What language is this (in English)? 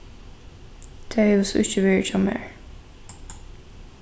Faroese